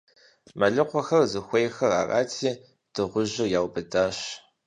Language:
Kabardian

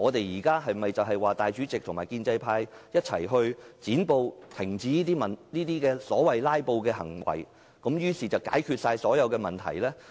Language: Cantonese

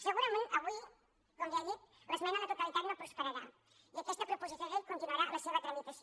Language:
Catalan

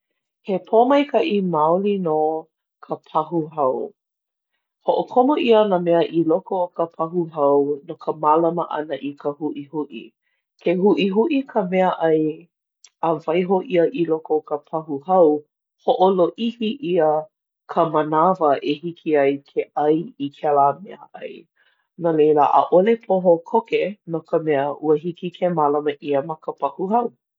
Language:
Hawaiian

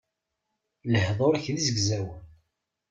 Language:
Kabyle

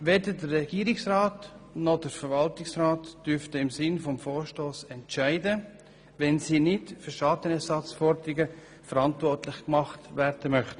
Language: Swiss German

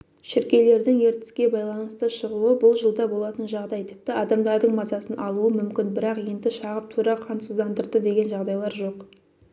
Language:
Kazakh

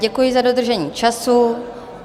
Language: Czech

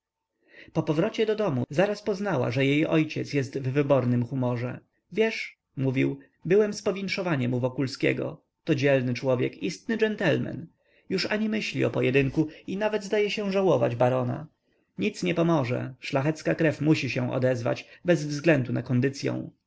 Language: Polish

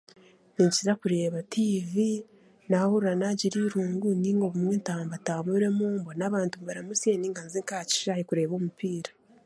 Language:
Chiga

